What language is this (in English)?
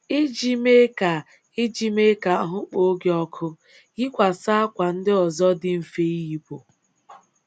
Igbo